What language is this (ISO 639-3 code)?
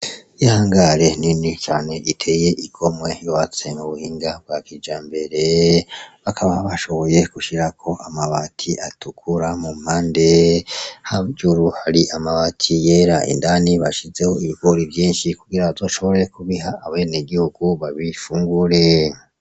run